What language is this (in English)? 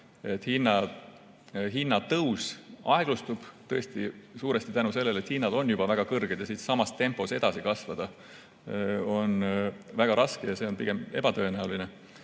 Estonian